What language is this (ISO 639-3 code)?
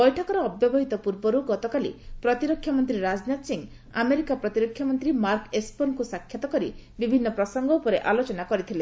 ori